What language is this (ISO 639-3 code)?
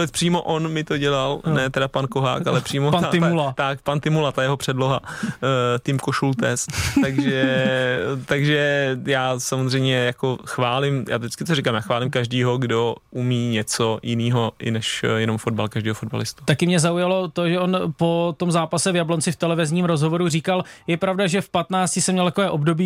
ces